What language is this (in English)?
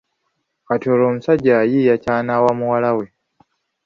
Ganda